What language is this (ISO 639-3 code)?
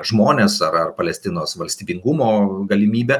lit